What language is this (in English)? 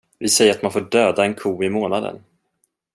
Swedish